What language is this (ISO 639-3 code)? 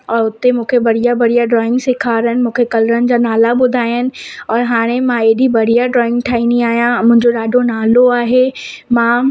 snd